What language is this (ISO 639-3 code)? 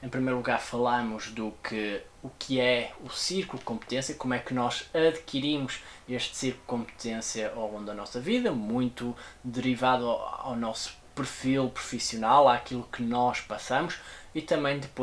por